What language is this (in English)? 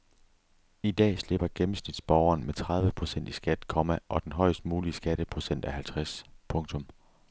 Danish